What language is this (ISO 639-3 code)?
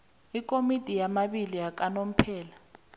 nbl